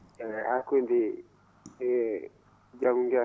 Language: Fula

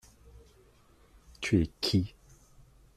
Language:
French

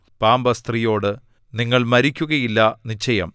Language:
Malayalam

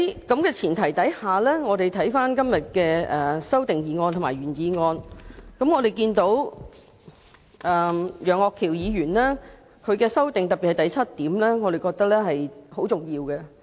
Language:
Cantonese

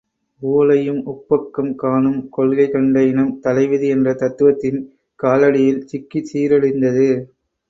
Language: Tamil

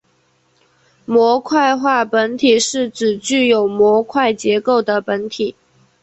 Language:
Chinese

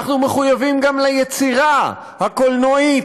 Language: Hebrew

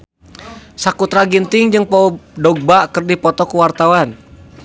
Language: Sundanese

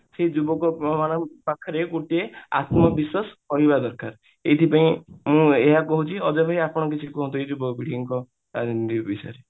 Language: Odia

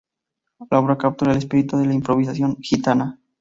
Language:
Spanish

